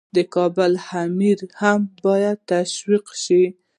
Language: Pashto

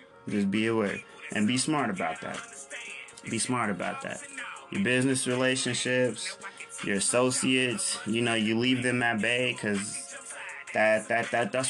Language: English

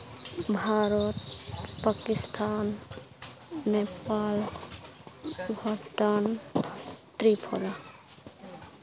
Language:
Santali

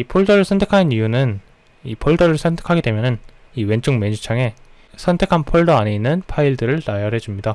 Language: Korean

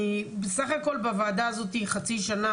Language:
Hebrew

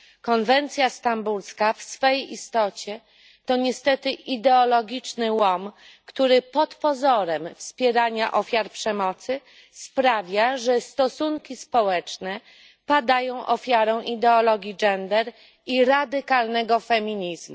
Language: Polish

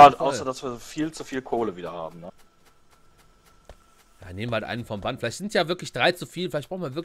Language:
German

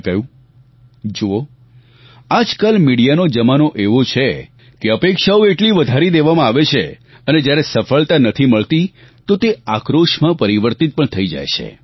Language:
Gujarati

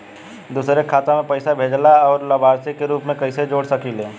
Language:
Bhojpuri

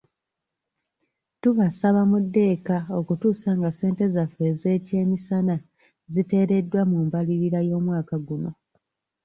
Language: Ganda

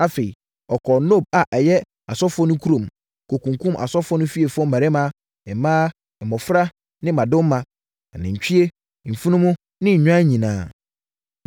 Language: Akan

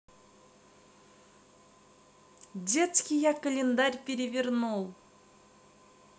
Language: Russian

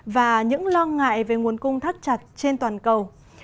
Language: Vietnamese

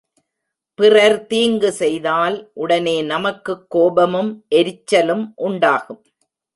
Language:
Tamil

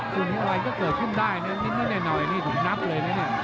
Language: Thai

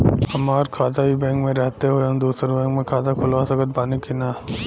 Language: Bhojpuri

